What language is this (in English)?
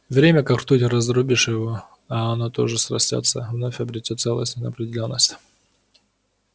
Russian